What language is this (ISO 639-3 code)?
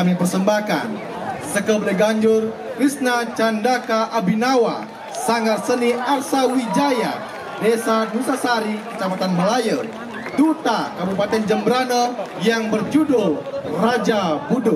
ind